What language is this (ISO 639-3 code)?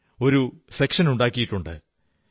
mal